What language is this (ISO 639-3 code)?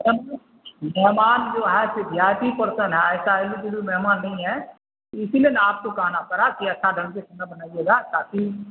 urd